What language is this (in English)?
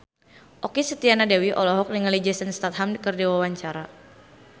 Sundanese